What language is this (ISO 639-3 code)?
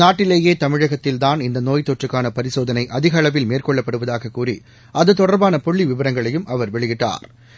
tam